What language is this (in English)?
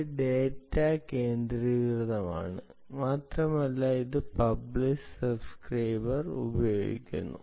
Malayalam